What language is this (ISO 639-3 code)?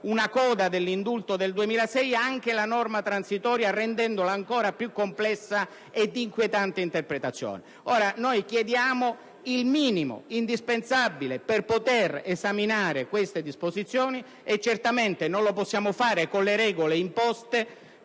ita